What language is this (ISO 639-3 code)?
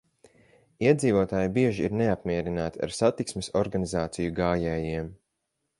lav